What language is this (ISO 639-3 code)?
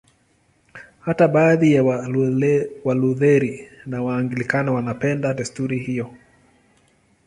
swa